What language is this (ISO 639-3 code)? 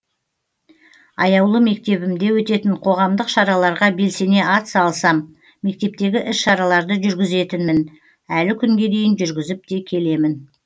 kaz